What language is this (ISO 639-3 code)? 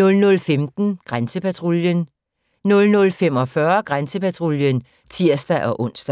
dan